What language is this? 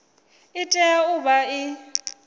Venda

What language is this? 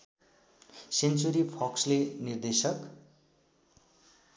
Nepali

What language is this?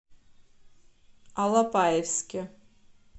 Russian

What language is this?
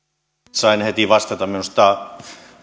Finnish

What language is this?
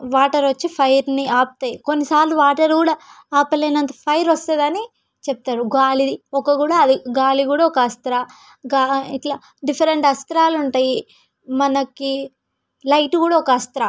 Telugu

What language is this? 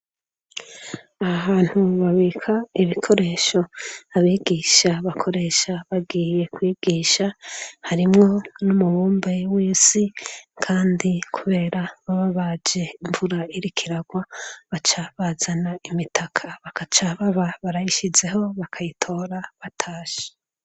Rundi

